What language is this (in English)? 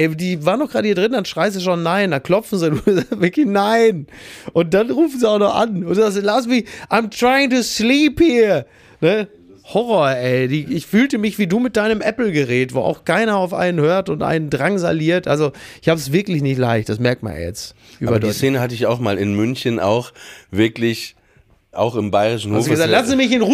German